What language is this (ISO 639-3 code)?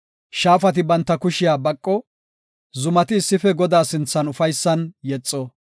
gof